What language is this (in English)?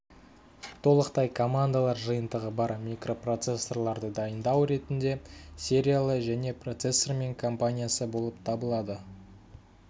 Kazakh